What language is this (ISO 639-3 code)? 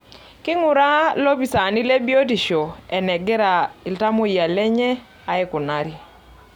mas